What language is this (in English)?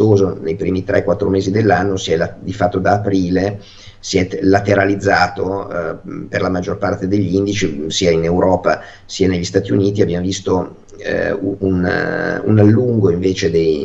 Italian